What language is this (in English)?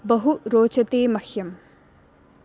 Sanskrit